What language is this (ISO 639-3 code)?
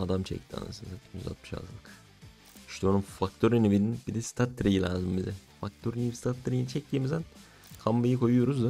tur